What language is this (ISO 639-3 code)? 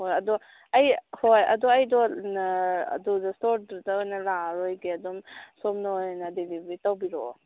mni